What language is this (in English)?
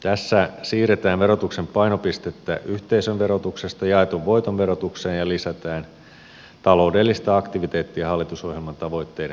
Finnish